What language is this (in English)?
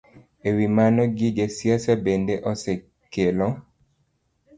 Luo (Kenya and Tanzania)